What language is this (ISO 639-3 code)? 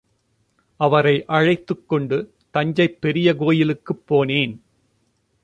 tam